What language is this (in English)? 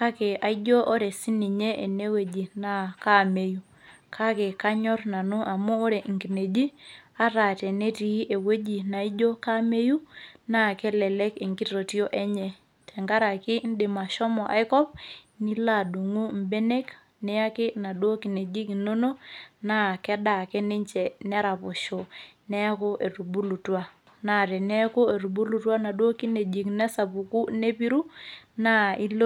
Masai